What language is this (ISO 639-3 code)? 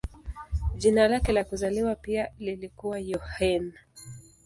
swa